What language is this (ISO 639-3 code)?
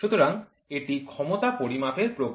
ben